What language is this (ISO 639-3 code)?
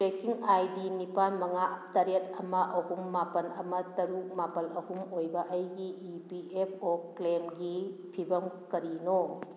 mni